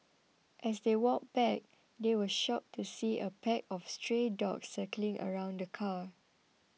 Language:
English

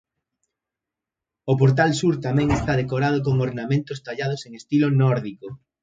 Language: Galician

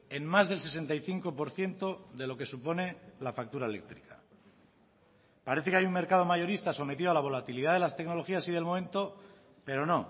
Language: Spanish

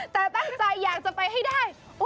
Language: Thai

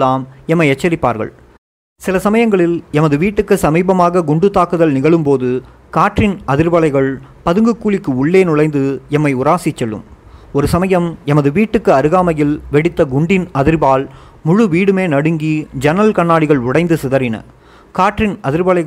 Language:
Tamil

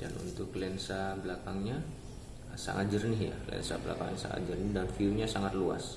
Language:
Indonesian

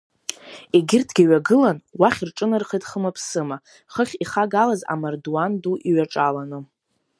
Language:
Abkhazian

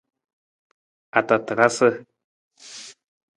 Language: Nawdm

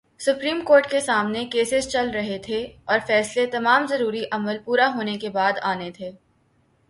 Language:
Urdu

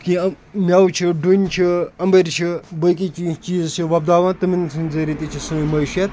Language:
Kashmiri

